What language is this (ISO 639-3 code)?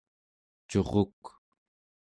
esu